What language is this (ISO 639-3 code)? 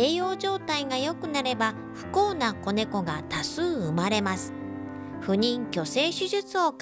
jpn